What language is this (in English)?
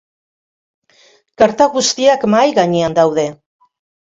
Basque